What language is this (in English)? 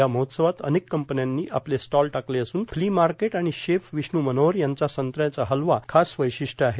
Marathi